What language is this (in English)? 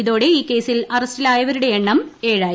Malayalam